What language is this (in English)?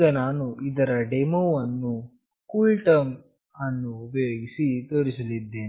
Kannada